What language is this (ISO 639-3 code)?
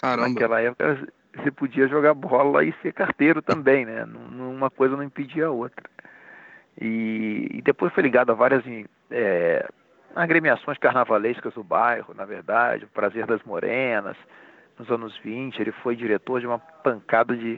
por